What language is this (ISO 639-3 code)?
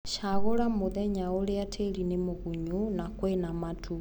kik